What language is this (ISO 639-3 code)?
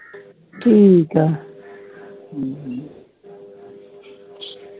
pan